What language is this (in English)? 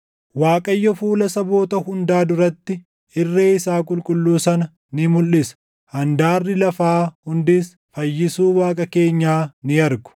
Oromo